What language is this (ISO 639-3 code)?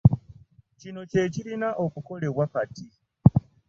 lug